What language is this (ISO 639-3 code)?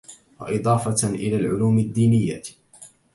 ara